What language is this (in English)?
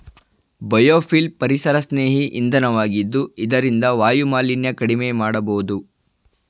Kannada